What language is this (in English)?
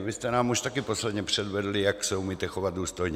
Czech